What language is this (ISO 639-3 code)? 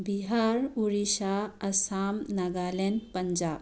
mni